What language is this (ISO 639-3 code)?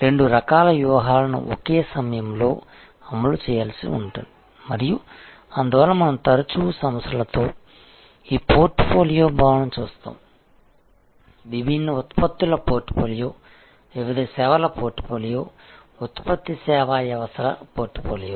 tel